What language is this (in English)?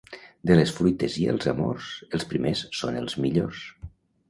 Catalan